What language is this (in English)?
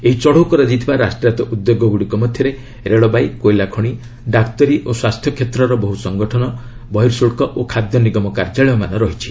Odia